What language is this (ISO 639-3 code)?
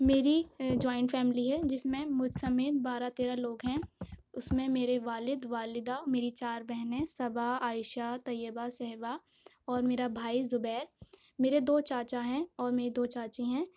urd